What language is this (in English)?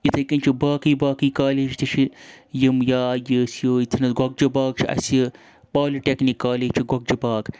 Kashmiri